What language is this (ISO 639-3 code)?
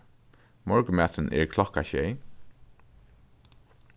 fao